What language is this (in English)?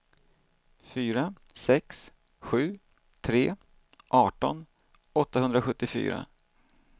Swedish